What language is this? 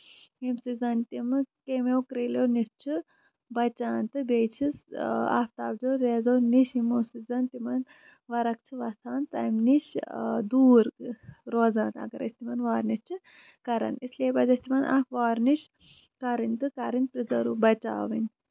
Kashmiri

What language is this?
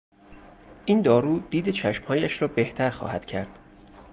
Persian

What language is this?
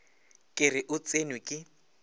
Northern Sotho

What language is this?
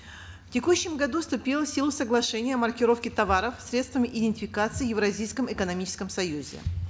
Kazakh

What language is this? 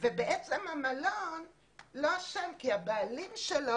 Hebrew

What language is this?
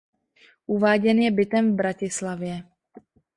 Czech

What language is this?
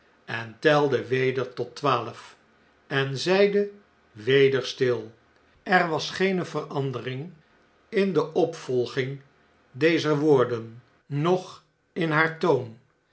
Dutch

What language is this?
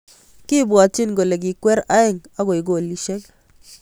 Kalenjin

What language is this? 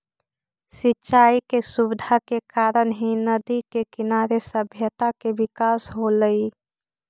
Magahi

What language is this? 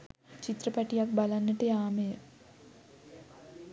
Sinhala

